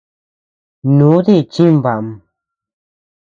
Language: Tepeuxila Cuicatec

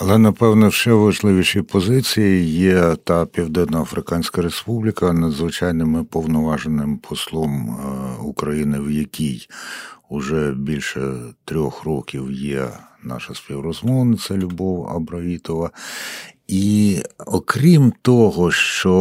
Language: Ukrainian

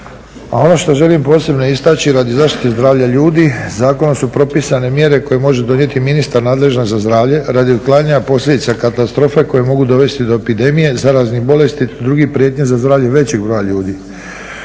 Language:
Croatian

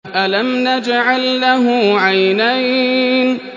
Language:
Arabic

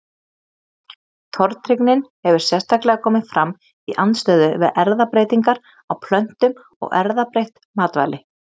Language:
Icelandic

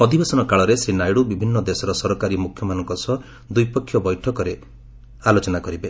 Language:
Odia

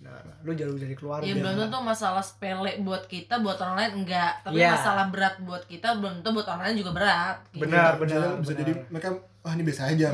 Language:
Indonesian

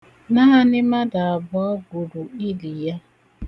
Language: Igbo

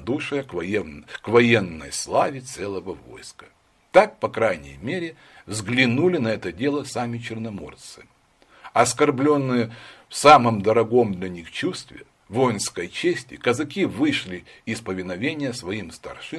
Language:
Russian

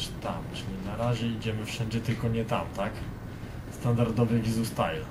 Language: Polish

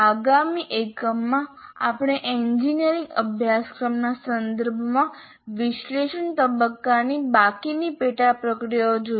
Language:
Gujarati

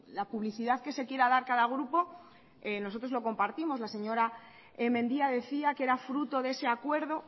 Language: Spanish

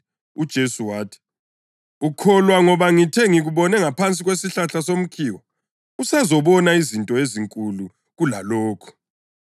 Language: North Ndebele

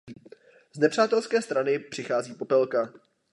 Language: Czech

